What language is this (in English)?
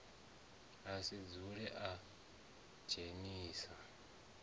Venda